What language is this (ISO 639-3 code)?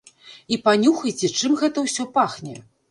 bel